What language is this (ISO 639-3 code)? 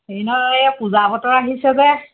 asm